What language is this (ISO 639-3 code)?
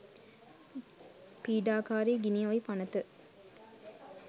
sin